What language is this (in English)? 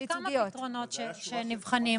Hebrew